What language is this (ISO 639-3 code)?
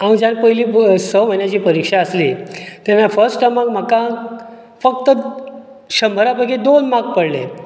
kok